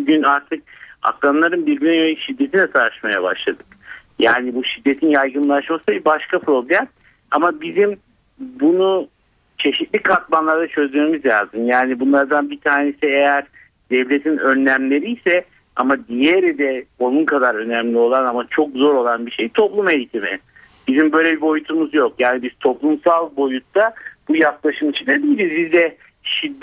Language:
Turkish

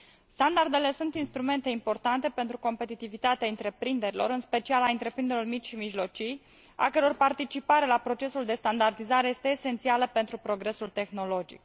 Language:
Romanian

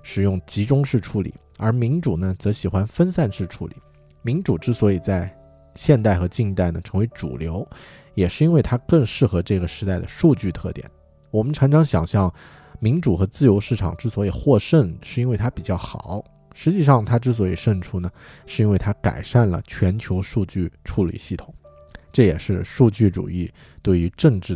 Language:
Chinese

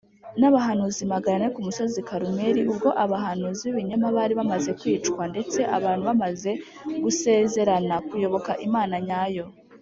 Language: Kinyarwanda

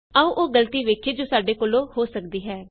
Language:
Punjabi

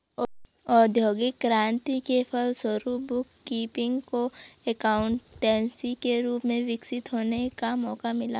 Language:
Hindi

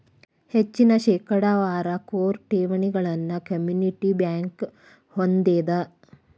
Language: Kannada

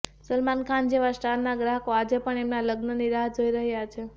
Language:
Gujarati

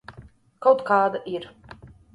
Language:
Latvian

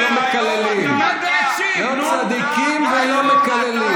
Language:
Hebrew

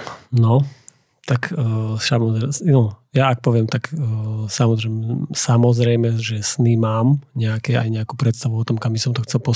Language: Slovak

